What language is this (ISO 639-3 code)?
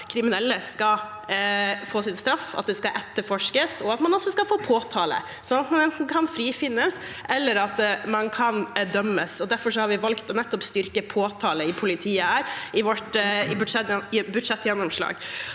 nor